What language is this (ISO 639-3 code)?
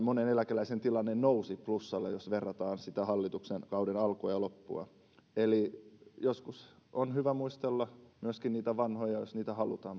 fin